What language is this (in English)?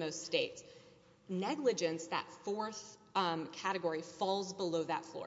English